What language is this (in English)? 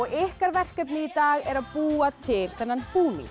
Icelandic